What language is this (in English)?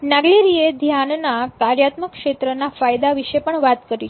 Gujarati